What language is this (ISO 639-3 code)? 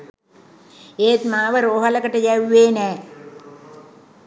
sin